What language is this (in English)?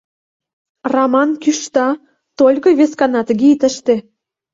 Mari